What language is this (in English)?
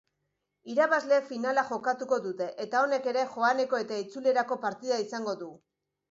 Basque